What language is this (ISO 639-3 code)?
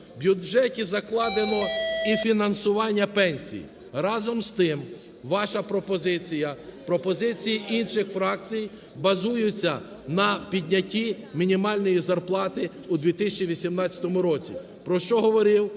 ukr